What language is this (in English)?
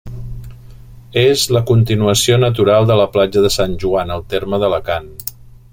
Catalan